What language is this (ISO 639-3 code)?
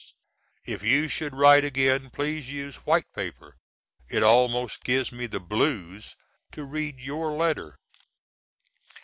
eng